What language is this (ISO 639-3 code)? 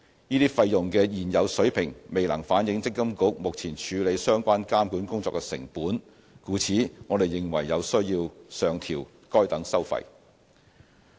yue